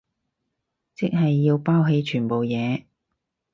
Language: Cantonese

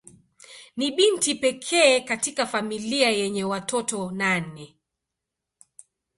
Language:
Swahili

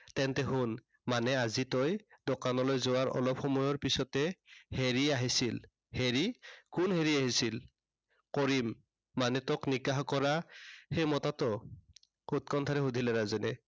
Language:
Assamese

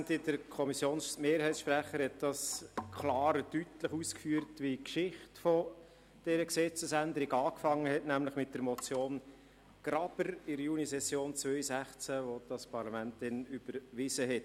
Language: Swiss German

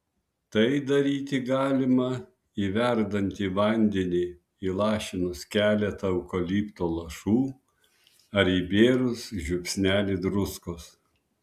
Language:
Lithuanian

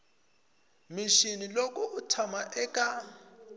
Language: Tsonga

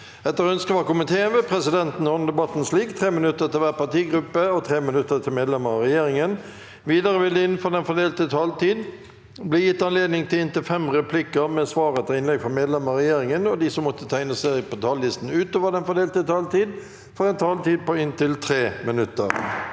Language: Norwegian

